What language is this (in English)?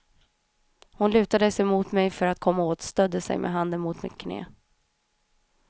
Swedish